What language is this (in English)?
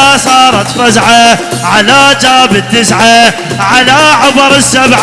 Arabic